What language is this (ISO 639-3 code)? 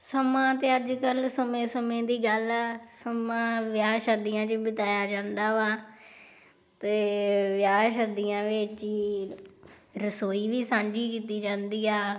pan